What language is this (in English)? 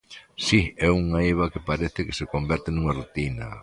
Galician